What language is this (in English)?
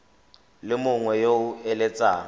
Tswana